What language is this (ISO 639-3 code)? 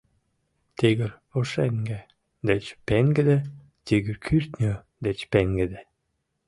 chm